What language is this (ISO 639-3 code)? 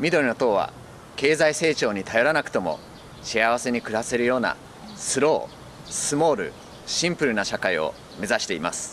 jpn